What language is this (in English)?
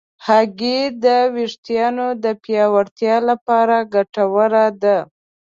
Pashto